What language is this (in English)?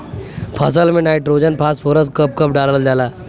Bhojpuri